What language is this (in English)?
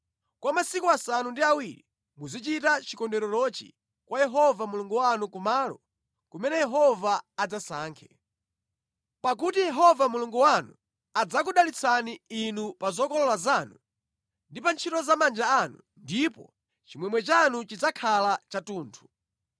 Nyanja